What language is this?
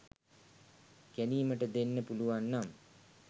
Sinhala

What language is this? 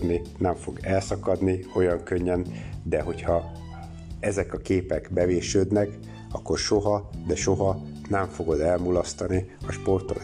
Hungarian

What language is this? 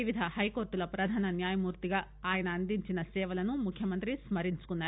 Telugu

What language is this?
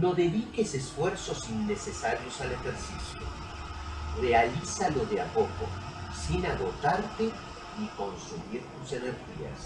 Spanish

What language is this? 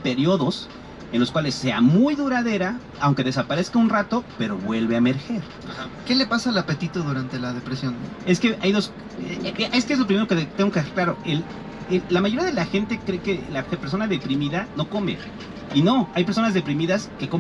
Spanish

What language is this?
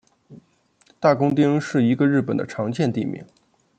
Chinese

